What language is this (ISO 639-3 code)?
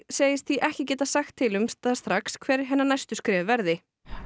isl